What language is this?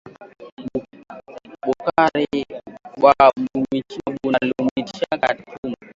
Swahili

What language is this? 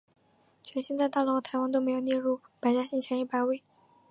Chinese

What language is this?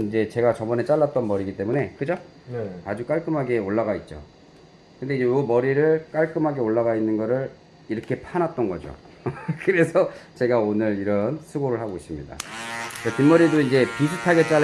Korean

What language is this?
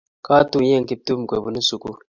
Kalenjin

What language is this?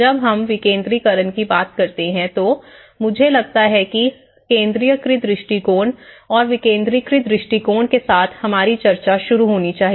Hindi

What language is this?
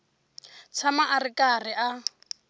Tsonga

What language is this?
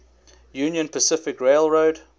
English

